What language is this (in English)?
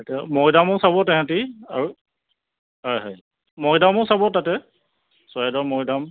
Assamese